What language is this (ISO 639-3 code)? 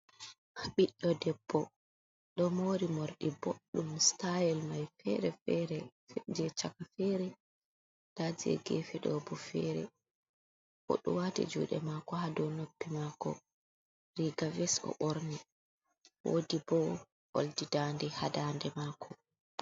ful